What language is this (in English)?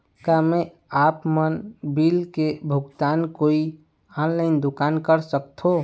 Chhattisgarhi